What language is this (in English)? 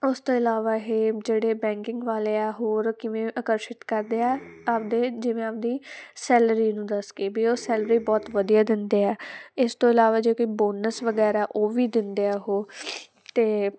Punjabi